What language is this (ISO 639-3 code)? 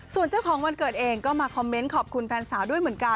tha